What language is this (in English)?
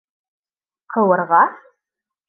Bashkir